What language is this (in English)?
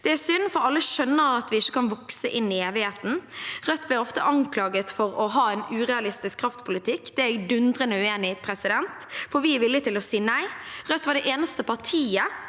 Norwegian